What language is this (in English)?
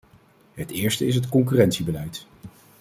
Dutch